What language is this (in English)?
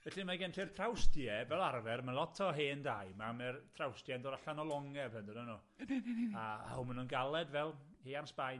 Welsh